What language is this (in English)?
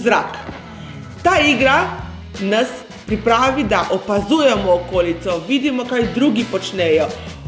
Slovenian